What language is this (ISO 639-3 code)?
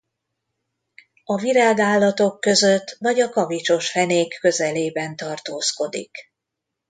hun